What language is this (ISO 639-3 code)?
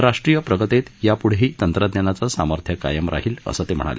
mar